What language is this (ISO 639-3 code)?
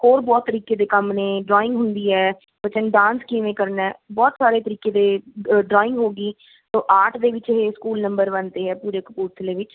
pan